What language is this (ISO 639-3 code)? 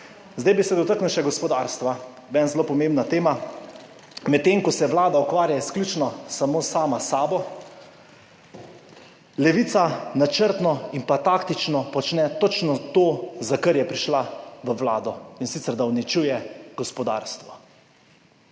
slv